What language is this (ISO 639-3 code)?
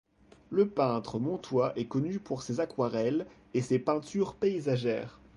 fra